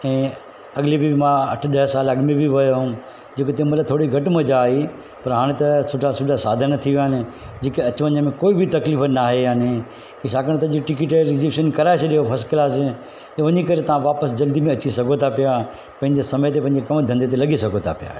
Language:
Sindhi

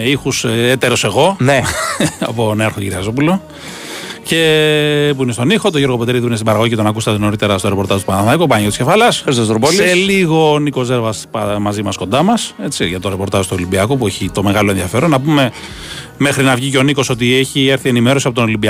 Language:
Greek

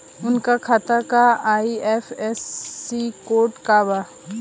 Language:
Bhojpuri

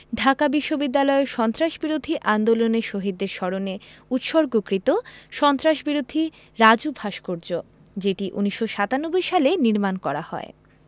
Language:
Bangla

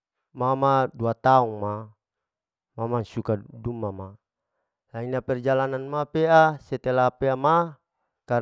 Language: Larike-Wakasihu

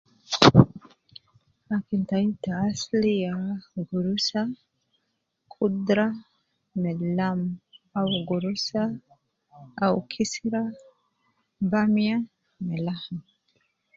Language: Nubi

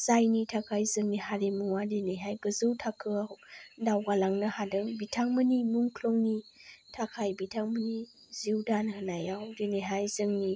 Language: Bodo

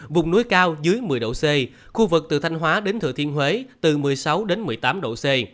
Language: Vietnamese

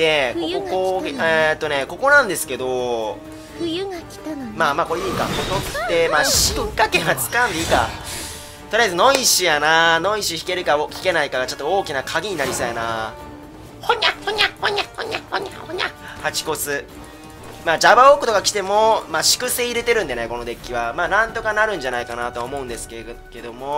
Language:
Japanese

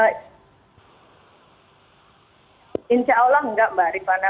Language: Indonesian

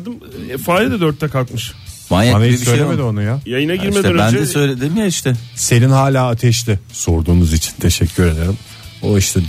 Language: Turkish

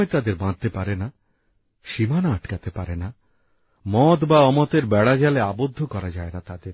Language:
Bangla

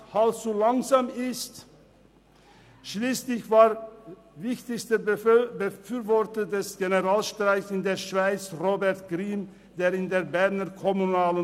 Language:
Swiss German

